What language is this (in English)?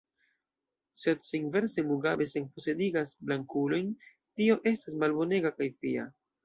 Esperanto